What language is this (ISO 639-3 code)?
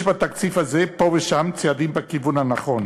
heb